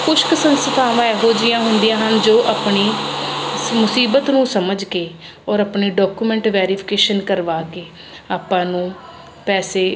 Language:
Punjabi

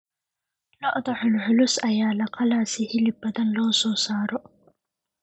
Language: Somali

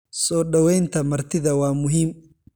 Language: Somali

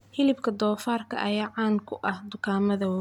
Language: Somali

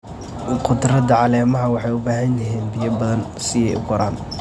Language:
Somali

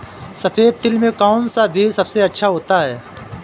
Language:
Hindi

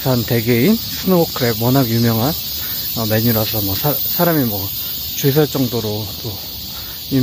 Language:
Korean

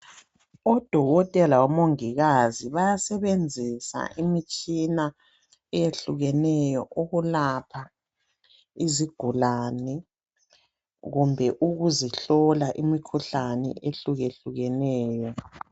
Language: North Ndebele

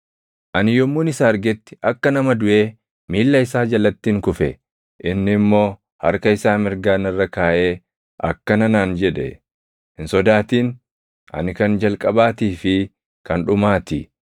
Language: Oromo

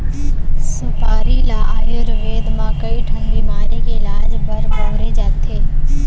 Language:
Chhattisgarhi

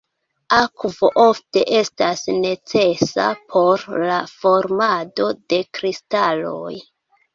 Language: Esperanto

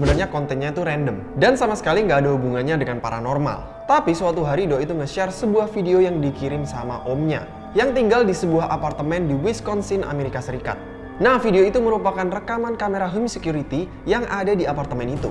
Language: Indonesian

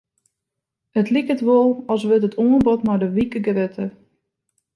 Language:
Western Frisian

